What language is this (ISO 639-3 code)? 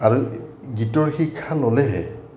asm